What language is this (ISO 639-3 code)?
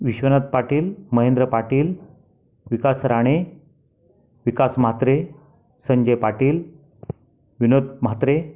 mar